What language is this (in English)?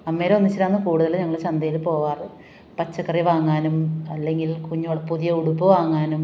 Malayalam